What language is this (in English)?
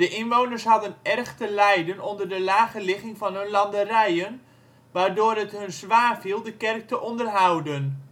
Dutch